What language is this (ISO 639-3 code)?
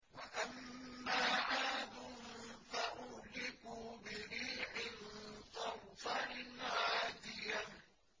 ara